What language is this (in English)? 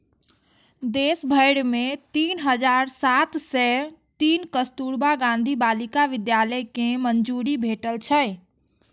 Maithili